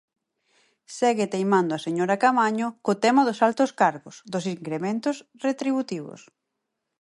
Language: Galician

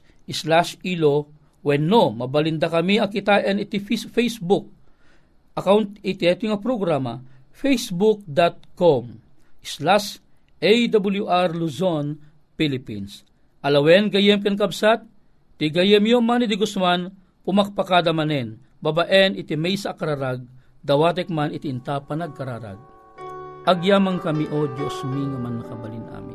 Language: Filipino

